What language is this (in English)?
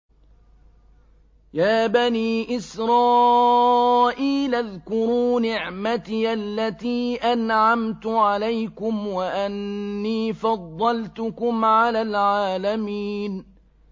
Arabic